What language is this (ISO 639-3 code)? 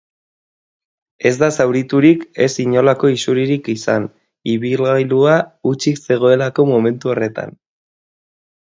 eus